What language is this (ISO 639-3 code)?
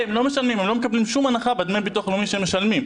heb